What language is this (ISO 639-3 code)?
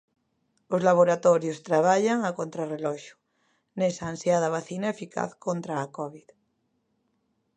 glg